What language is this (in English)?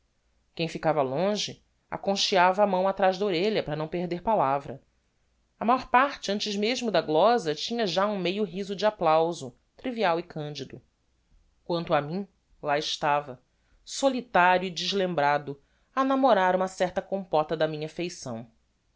Portuguese